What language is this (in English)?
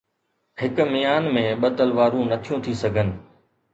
Sindhi